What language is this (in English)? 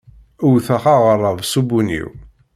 Kabyle